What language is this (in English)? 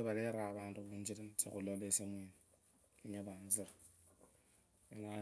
Kabras